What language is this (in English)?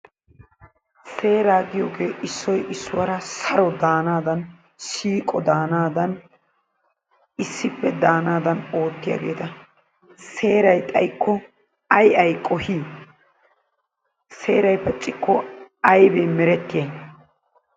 Wolaytta